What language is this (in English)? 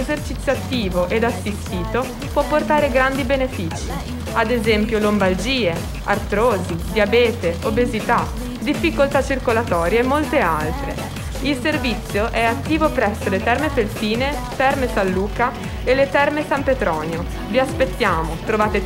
Italian